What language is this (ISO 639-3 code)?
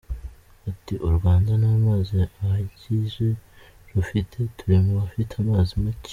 kin